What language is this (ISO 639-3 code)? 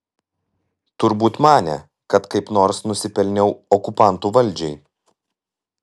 lit